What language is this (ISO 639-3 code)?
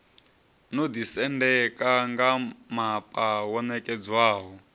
ven